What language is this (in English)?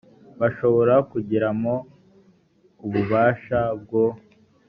Kinyarwanda